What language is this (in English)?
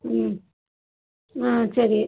Tamil